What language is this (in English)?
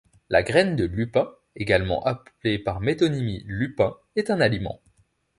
French